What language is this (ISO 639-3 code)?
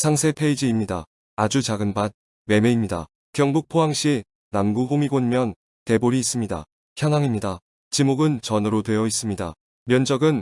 kor